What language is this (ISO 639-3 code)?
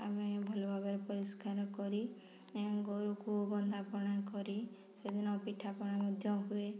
ori